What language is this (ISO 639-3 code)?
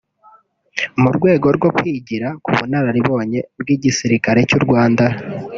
kin